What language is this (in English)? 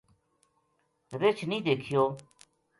Gujari